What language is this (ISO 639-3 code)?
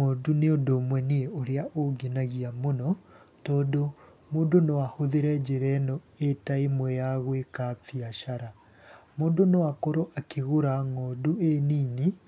kik